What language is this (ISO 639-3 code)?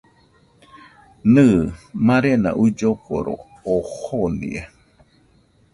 hux